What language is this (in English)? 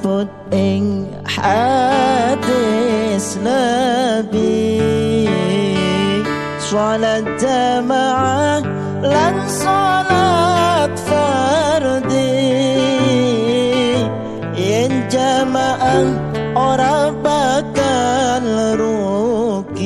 Arabic